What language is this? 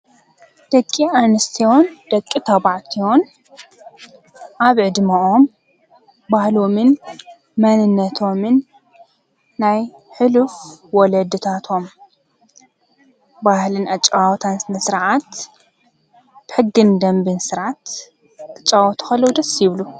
Tigrinya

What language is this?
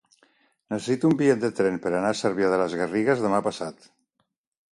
Catalan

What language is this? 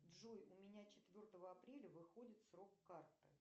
Russian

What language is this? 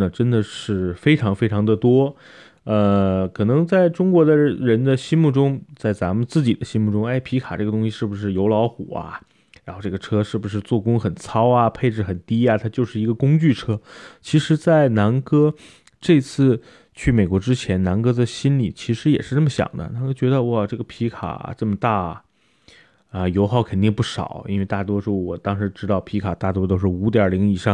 Chinese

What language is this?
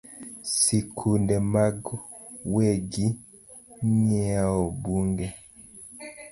Luo (Kenya and Tanzania)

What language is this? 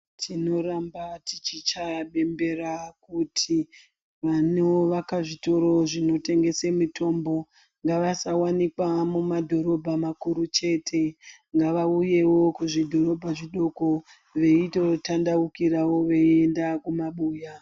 Ndau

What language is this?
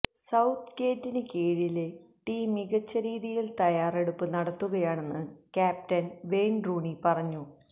Malayalam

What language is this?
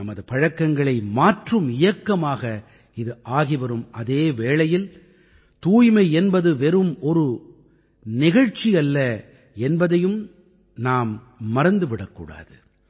Tamil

